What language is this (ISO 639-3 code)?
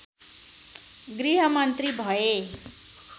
nep